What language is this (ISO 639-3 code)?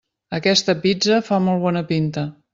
cat